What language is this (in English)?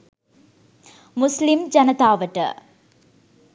Sinhala